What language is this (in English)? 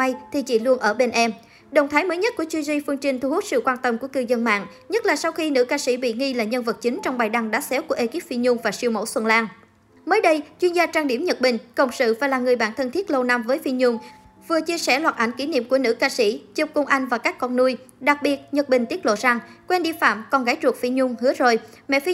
Vietnamese